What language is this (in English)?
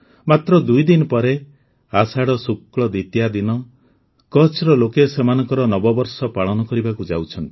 Odia